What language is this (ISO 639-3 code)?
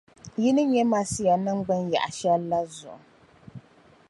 dag